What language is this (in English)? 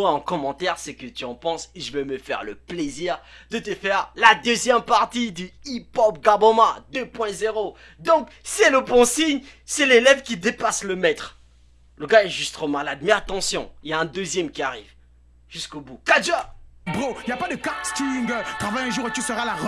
French